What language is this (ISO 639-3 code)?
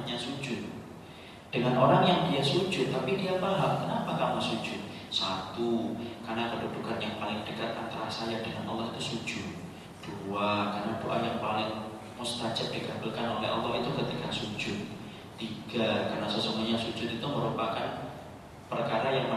ind